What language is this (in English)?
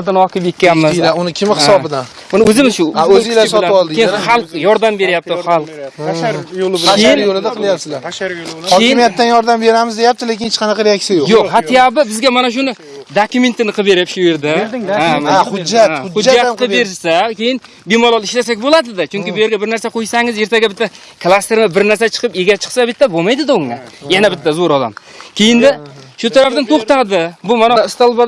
Turkish